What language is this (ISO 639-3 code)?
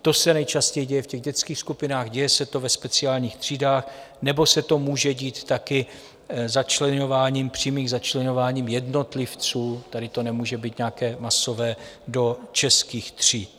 ces